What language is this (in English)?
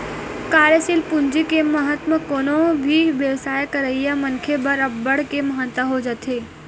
Chhattisgarhi